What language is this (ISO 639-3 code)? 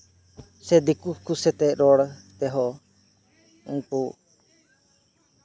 sat